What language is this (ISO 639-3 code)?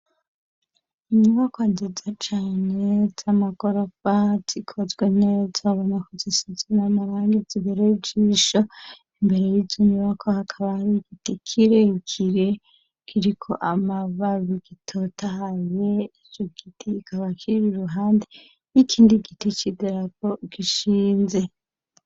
run